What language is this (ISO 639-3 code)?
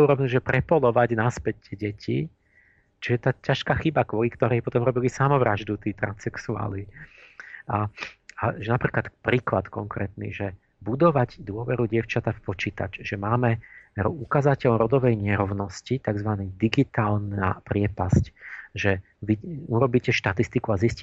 slk